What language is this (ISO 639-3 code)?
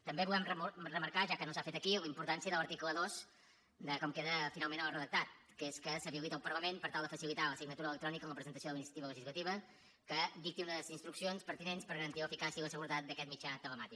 cat